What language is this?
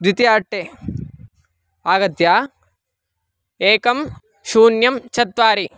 Sanskrit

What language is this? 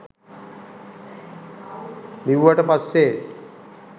Sinhala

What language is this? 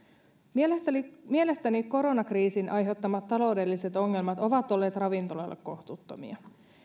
Finnish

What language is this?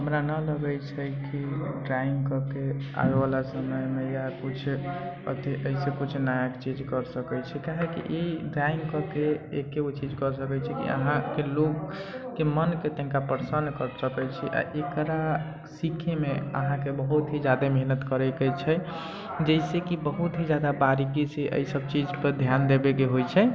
Maithili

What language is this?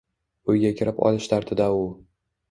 Uzbek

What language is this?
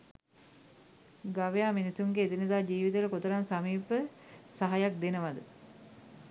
Sinhala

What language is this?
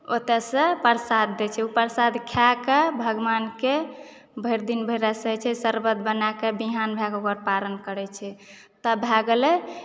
Maithili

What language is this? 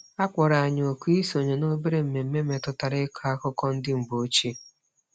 Igbo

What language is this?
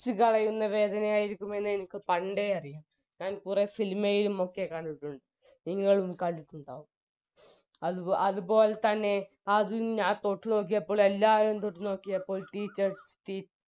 Malayalam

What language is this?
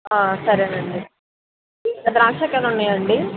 Telugu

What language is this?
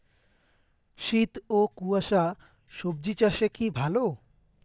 Bangla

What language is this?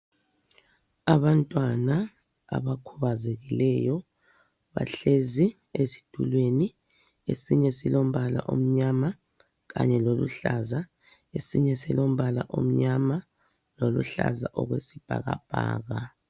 North Ndebele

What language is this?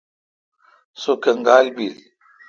Kalkoti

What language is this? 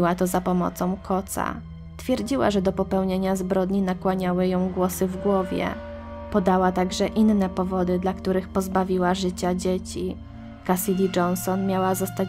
Polish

